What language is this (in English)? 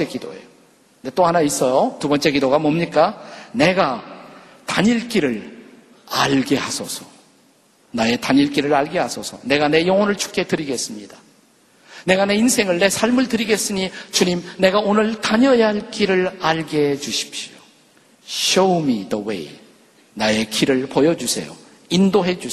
Korean